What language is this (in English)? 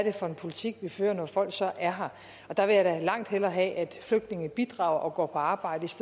Danish